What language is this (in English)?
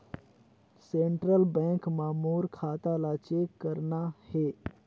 Chhattisgarhi